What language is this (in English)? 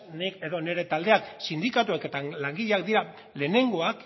Basque